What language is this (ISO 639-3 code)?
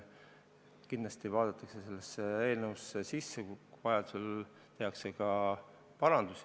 est